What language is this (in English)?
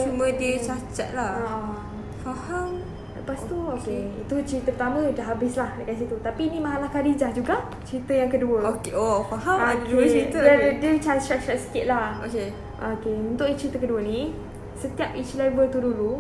Malay